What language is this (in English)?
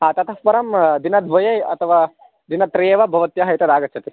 Sanskrit